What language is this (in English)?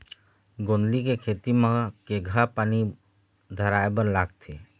Chhattisgarhi